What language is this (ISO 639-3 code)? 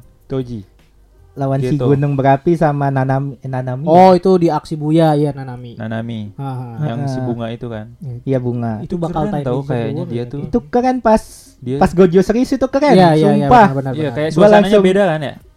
ind